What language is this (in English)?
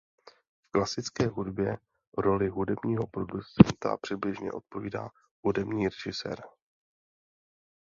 Czech